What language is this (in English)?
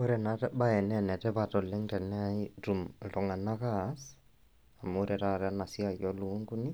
Masai